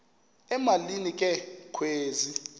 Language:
Xhosa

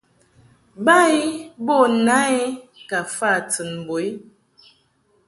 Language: Mungaka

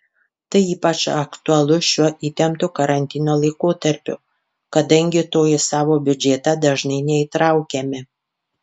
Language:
Lithuanian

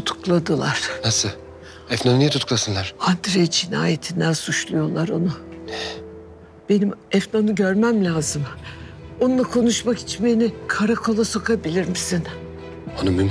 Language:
Turkish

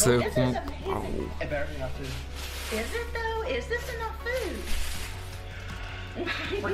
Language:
Romanian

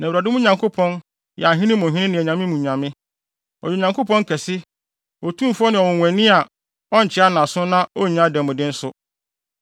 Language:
Akan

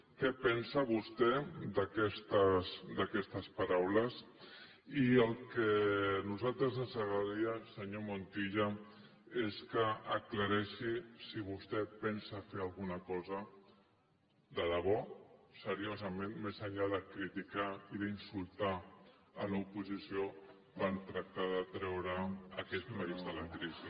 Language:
Catalan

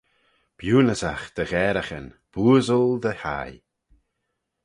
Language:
Manx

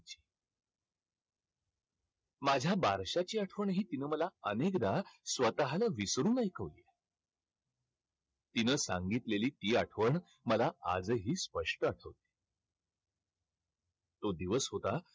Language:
Marathi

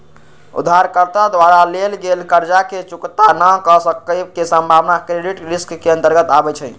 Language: Magahi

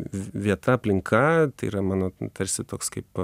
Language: Lithuanian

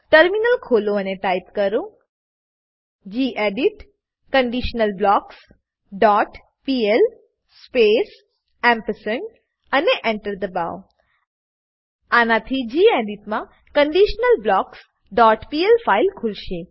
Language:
Gujarati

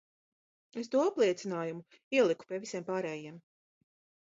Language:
Latvian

